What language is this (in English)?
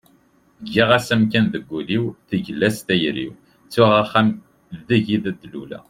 Kabyle